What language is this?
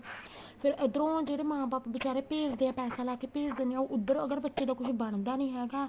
Punjabi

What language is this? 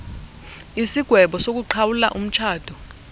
Xhosa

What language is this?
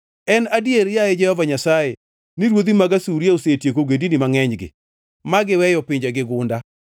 Luo (Kenya and Tanzania)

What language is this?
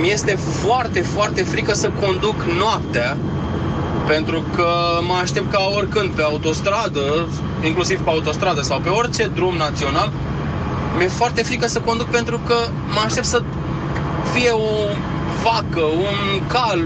Romanian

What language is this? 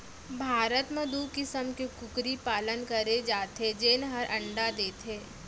Chhattisgarhi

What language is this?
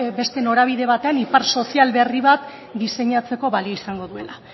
Basque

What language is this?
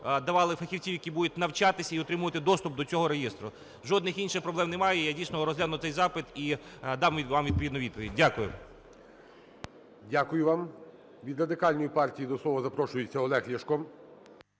Ukrainian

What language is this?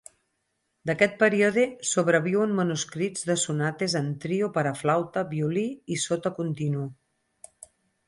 Catalan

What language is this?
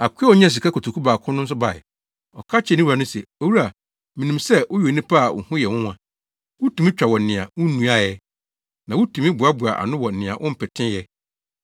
Akan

